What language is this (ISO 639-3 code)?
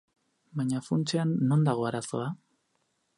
eus